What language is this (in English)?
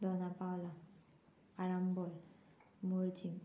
Konkani